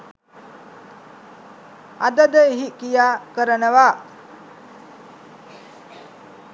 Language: Sinhala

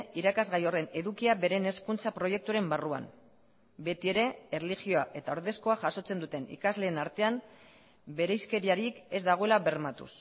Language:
Basque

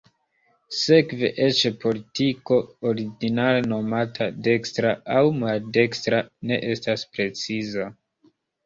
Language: Esperanto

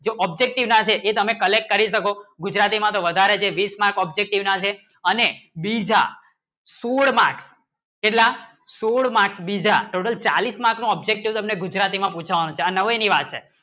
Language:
Gujarati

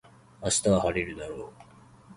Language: Japanese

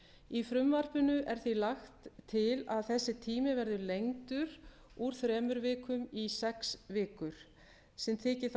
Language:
Icelandic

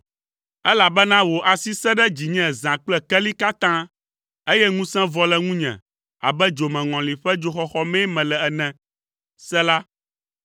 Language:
Ewe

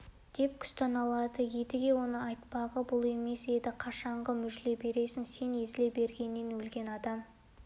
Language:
Kazakh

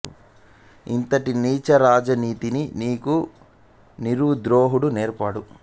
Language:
Telugu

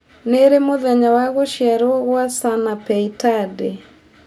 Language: Kikuyu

